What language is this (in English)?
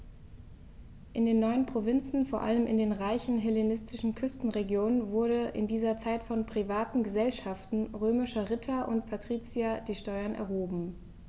German